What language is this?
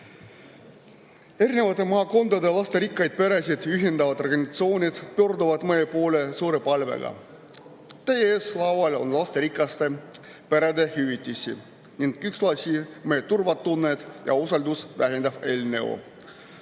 Estonian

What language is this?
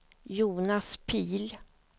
Swedish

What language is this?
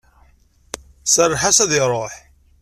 Kabyle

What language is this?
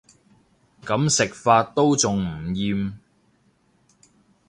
Cantonese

